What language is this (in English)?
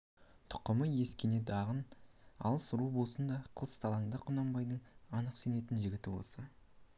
Kazakh